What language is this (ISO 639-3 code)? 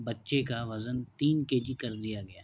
urd